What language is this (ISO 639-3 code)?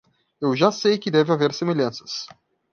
por